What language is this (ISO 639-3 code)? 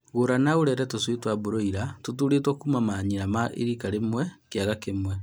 kik